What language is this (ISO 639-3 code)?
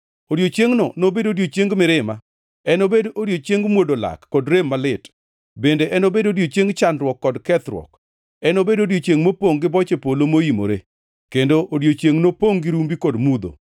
luo